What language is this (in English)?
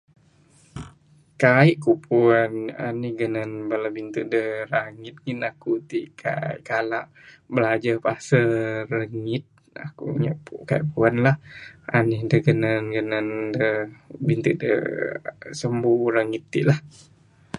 Bukar-Sadung Bidayuh